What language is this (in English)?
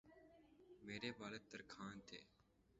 Urdu